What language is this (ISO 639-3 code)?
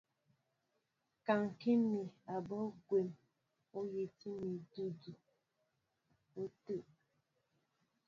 mbo